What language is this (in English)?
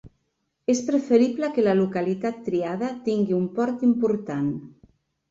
Catalan